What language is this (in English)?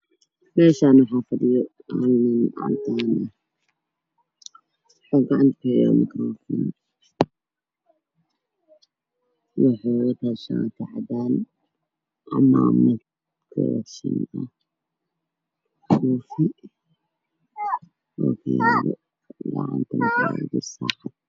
Somali